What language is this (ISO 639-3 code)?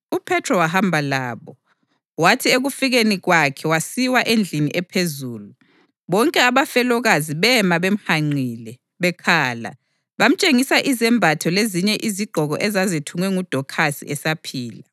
nde